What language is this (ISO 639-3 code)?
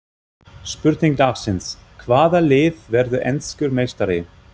isl